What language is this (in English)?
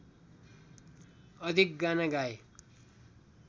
Nepali